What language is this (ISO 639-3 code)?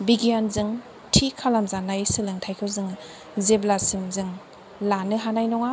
brx